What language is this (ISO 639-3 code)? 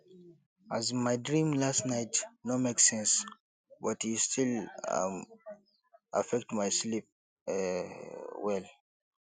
pcm